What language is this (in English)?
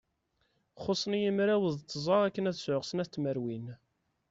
Kabyle